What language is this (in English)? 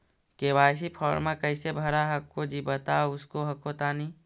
Magahi